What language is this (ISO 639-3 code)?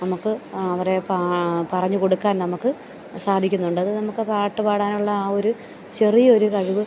mal